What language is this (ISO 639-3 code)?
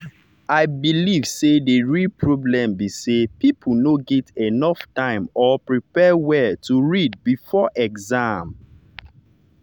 pcm